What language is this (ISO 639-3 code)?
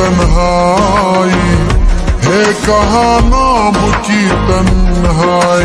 ara